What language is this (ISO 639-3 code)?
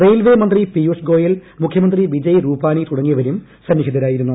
mal